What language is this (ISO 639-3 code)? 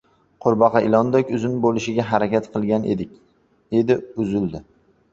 uzb